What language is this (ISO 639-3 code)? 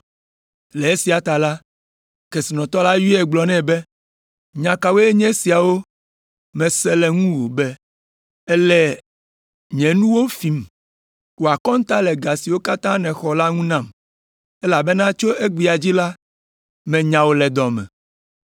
ewe